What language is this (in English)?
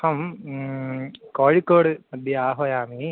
Sanskrit